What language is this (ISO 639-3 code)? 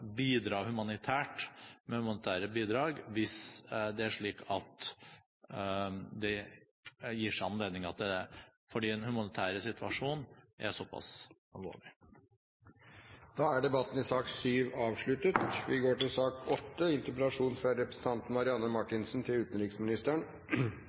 nob